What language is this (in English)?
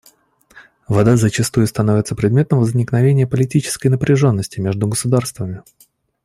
Russian